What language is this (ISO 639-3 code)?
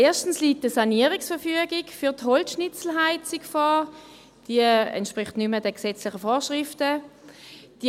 gsw